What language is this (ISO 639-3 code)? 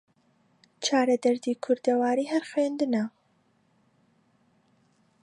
ckb